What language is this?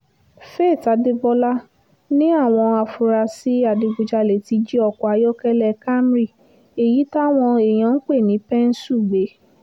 Yoruba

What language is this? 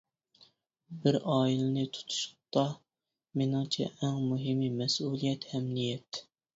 Uyghur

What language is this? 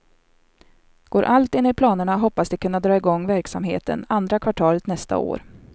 Swedish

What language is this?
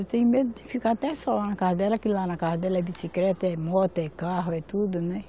Portuguese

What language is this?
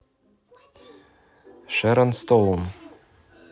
Russian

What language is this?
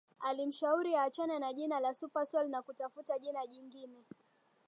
Swahili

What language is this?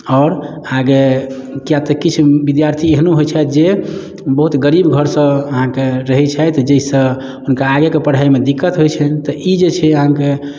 Maithili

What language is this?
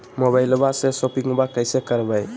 Magahi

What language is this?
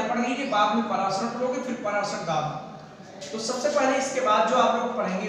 Hindi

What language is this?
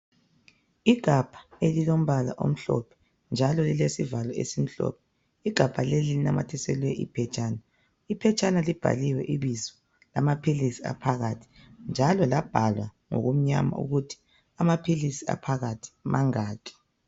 North Ndebele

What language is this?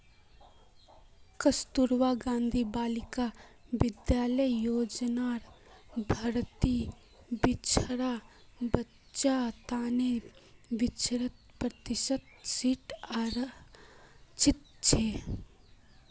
Magahi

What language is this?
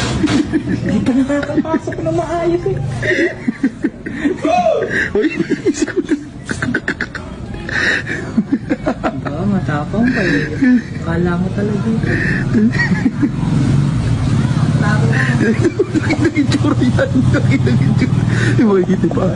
Filipino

